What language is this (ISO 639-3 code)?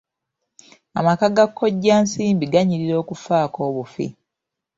lug